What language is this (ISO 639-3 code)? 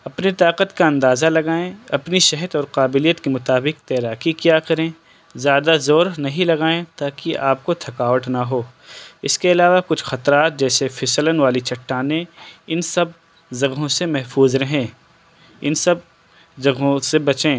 urd